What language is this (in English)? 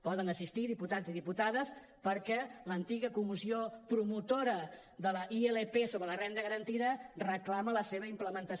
Catalan